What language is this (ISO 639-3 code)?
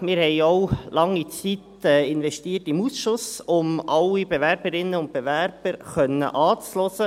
gsw